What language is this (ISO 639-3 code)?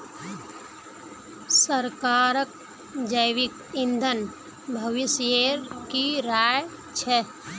mag